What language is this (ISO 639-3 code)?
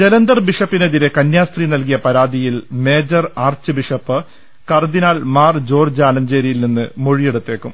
mal